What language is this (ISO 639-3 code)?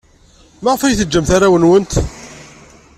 kab